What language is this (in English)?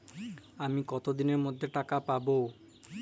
Bangla